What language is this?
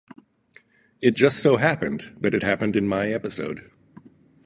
English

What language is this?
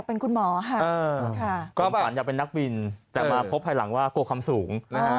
Thai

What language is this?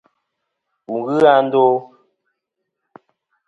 Kom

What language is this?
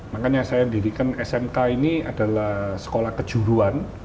Indonesian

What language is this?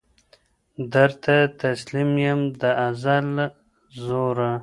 Pashto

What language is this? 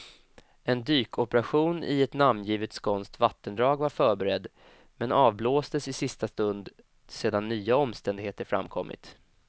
Swedish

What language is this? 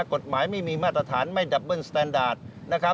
Thai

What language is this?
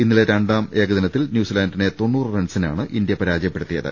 Malayalam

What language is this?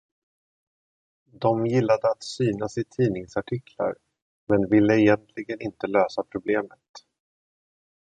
Swedish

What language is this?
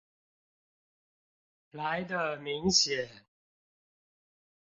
Chinese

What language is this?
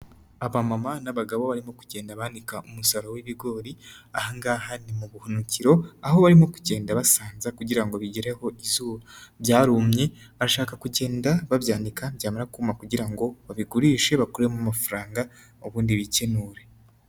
Kinyarwanda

